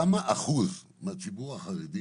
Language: Hebrew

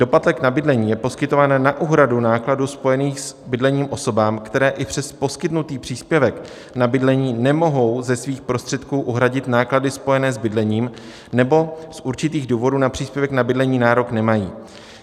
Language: Czech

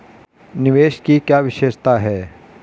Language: Hindi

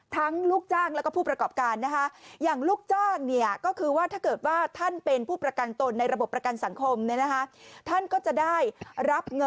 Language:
Thai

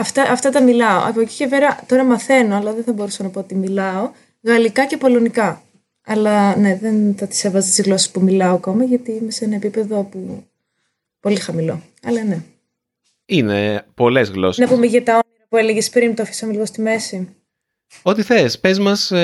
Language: Greek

